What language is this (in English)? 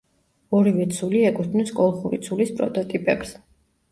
Georgian